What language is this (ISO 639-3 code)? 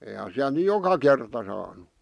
fin